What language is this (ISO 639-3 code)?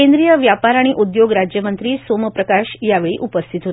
mar